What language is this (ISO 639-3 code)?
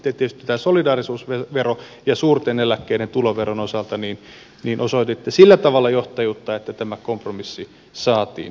fin